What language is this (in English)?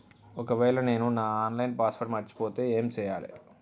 Telugu